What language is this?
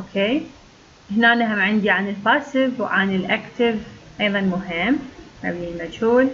Arabic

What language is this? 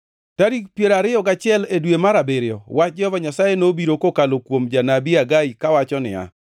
Luo (Kenya and Tanzania)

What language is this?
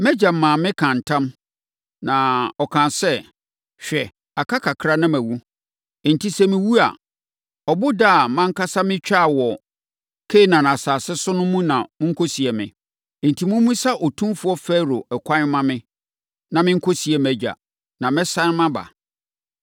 Akan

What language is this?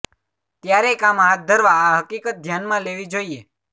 Gujarati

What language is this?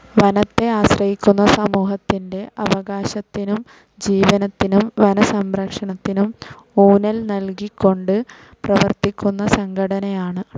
Malayalam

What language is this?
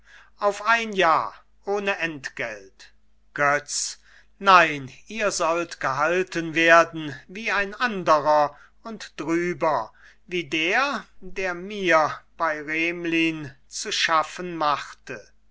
German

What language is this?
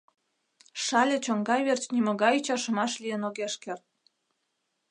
Mari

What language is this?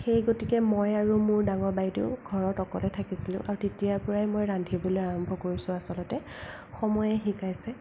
Assamese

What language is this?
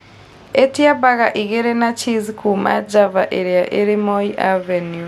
Kikuyu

